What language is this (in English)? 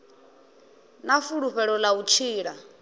Venda